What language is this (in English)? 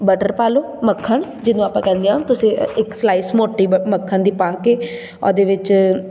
Punjabi